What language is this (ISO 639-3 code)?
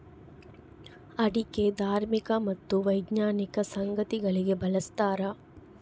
kan